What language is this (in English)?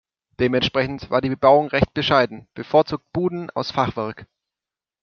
German